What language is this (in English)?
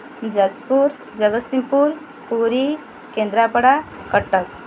Odia